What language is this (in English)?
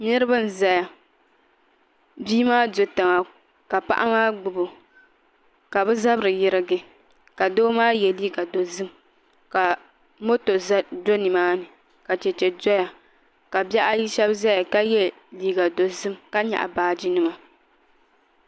Dagbani